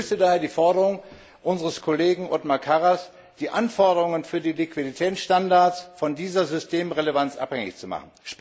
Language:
German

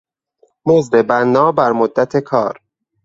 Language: Persian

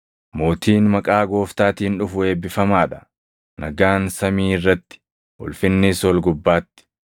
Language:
Oromo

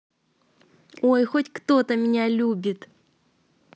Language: Russian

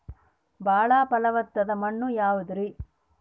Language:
Kannada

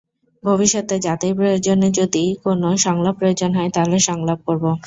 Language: Bangla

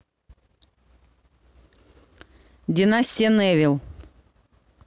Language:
Russian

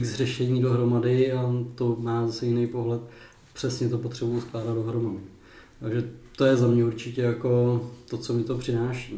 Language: Czech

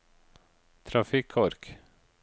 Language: Norwegian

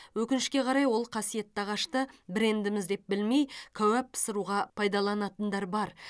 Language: Kazakh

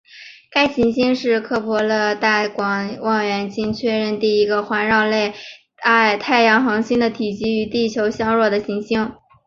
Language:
Chinese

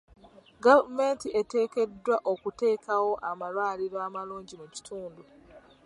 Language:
Ganda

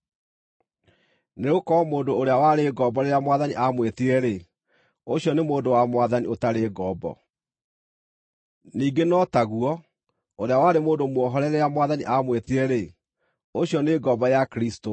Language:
Kikuyu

